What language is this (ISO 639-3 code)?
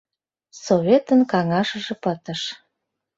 chm